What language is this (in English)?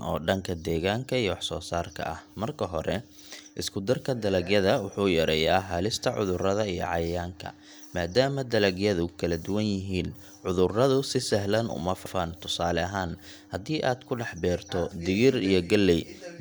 Somali